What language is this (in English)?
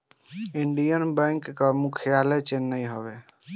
Bhojpuri